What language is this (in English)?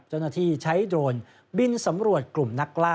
Thai